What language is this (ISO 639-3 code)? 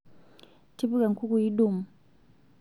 mas